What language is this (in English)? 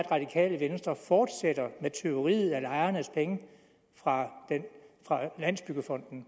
Danish